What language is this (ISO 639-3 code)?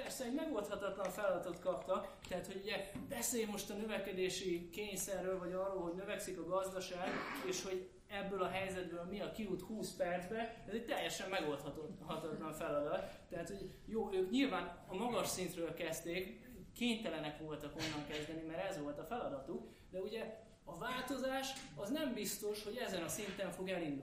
hun